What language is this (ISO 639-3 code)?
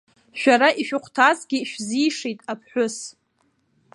abk